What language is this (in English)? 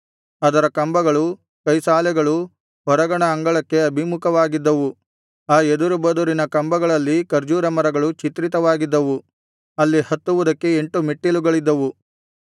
Kannada